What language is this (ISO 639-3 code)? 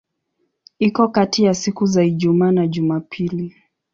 swa